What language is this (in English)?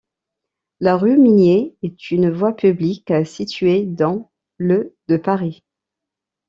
French